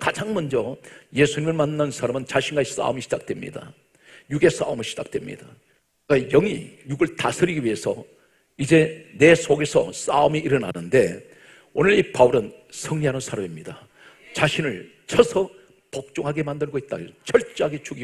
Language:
Korean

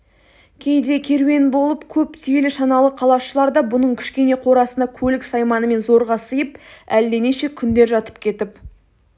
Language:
Kazakh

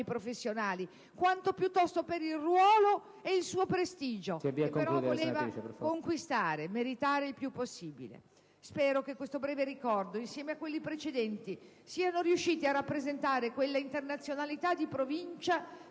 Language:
Italian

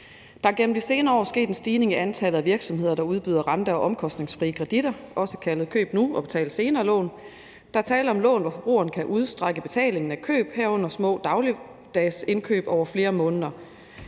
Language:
Danish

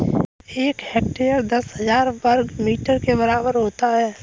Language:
Hindi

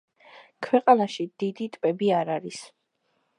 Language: Georgian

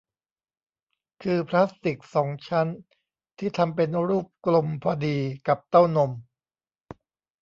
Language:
Thai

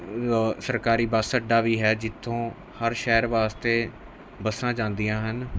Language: Punjabi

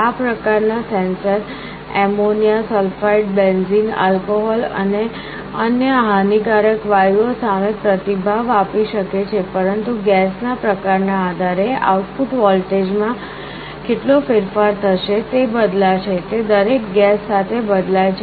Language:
Gujarati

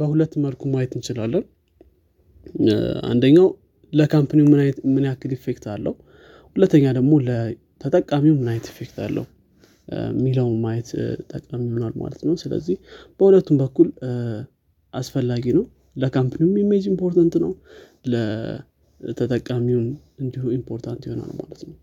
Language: Amharic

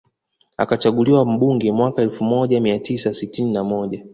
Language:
Swahili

